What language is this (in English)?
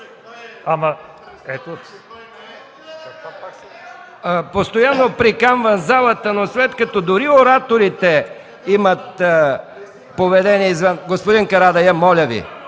Bulgarian